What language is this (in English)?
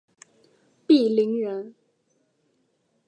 Chinese